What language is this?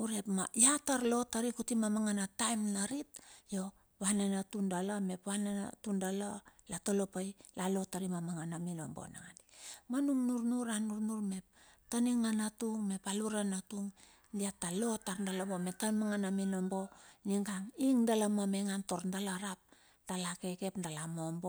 Bilur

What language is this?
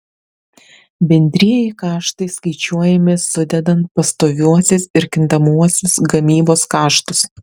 Lithuanian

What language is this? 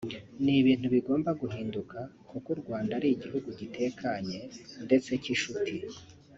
Kinyarwanda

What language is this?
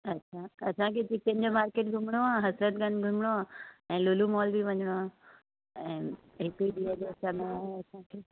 Sindhi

